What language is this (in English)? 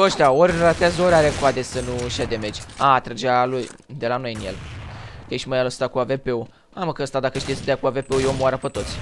Romanian